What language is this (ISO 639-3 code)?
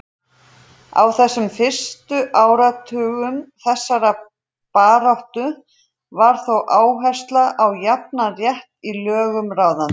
isl